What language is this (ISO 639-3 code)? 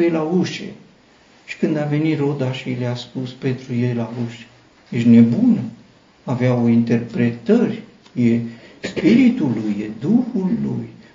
ron